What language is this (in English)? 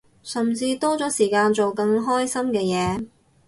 Cantonese